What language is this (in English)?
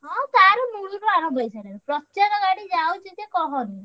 Odia